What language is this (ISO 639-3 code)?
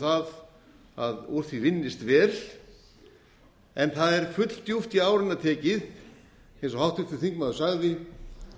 isl